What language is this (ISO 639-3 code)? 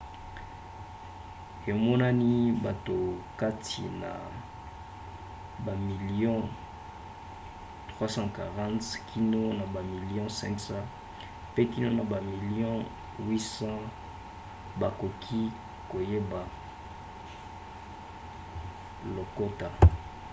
lin